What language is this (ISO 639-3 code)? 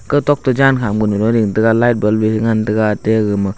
nnp